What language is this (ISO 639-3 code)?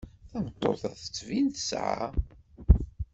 kab